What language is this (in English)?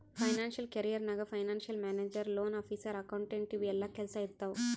Kannada